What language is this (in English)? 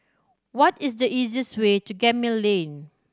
English